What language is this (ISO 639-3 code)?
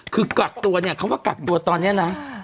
tha